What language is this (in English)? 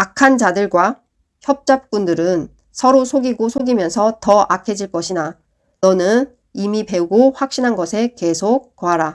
Korean